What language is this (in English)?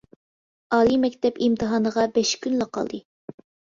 Uyghur